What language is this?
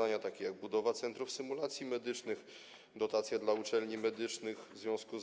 Polish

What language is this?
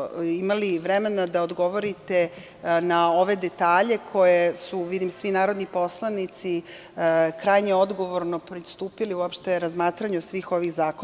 Serbian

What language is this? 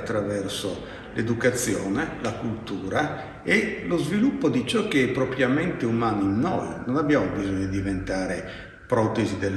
Italian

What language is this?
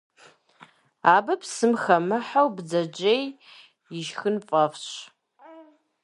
Kabardian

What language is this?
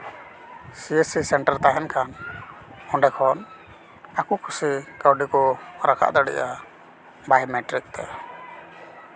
Santali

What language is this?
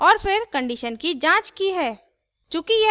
Hindi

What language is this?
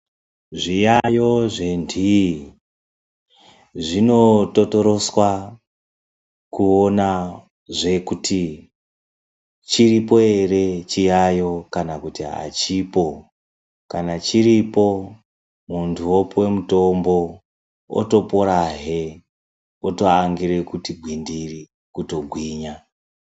Ndau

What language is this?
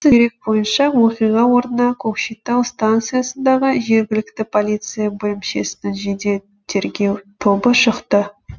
Kazakh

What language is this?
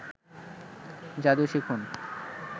Bangla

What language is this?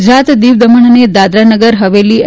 Gujarati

